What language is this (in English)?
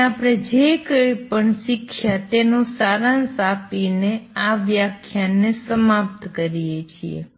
Gujarati